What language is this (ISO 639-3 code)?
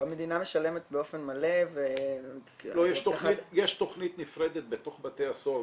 heb